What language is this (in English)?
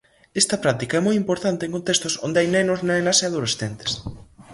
Galician